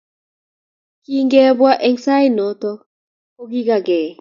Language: Kalenjin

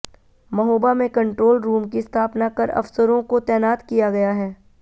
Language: Hindi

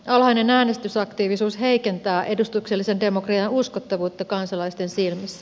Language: Finnish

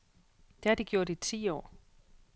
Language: Danish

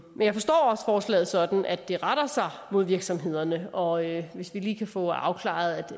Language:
Danish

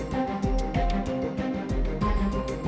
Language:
Indonesian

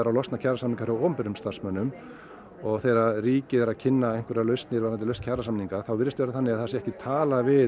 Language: Icelandic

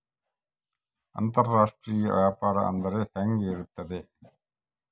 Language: Kannada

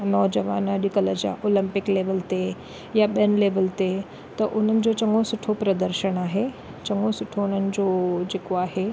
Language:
Sindhi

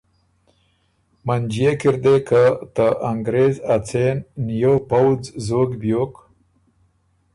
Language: Ormuri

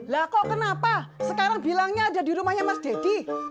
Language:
Indonesian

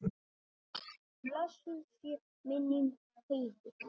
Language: Icelandic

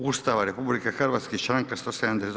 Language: Croatian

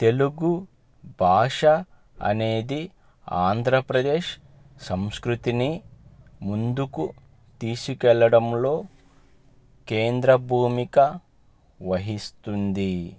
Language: Telugu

